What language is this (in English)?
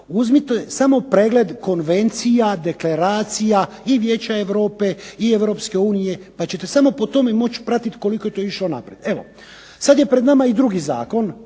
Croatian